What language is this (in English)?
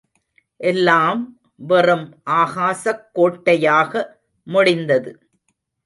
Tamil